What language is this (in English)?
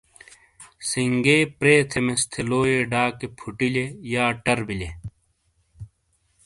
Shina